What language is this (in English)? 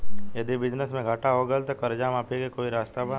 Bhojpuri